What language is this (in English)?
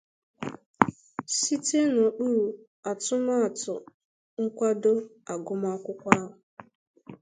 Igbo